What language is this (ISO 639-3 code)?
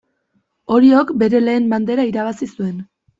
eus